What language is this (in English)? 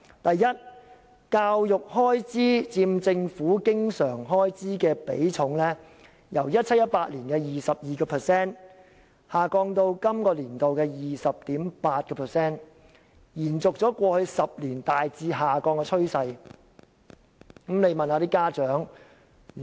Cantonese